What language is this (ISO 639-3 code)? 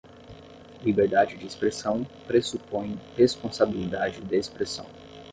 por